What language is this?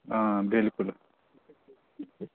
Dogri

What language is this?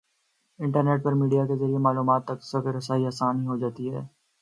Urdu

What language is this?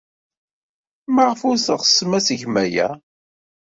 Kabyle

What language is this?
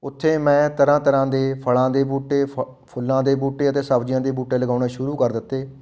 Punjabi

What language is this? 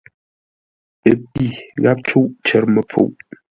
Ngombale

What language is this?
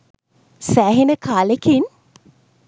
Sinhala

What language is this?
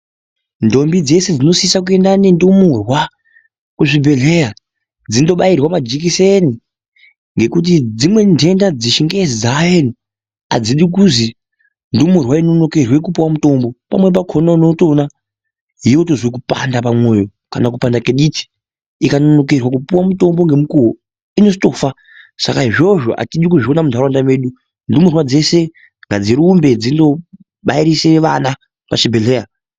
Ndau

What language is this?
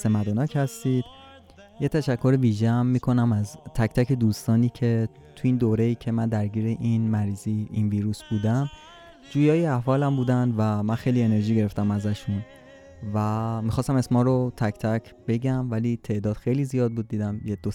Persian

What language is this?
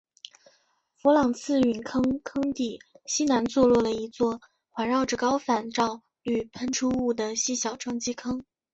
Chinese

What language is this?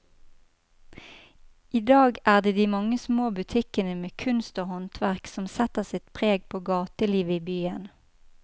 Norwegian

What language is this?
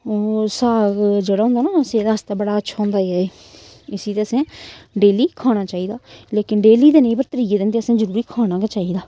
Dogri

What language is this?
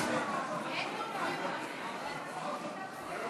Hebrew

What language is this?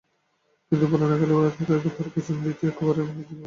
Bangla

